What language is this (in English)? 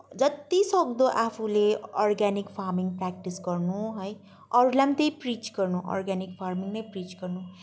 Nepali